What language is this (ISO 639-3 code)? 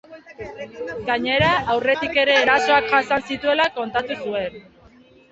eus